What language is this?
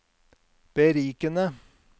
Norwegian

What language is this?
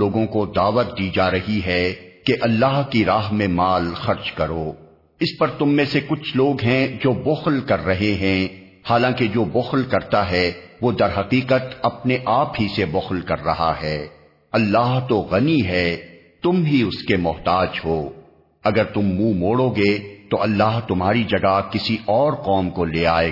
Urdu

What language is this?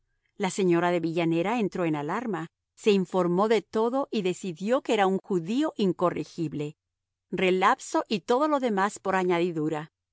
Spanish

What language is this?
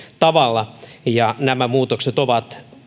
Finnish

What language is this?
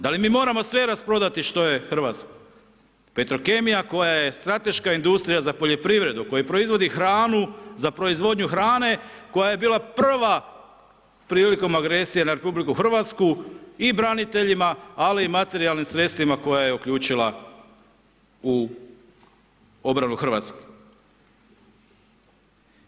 Croatian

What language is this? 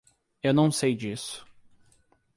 Portuguese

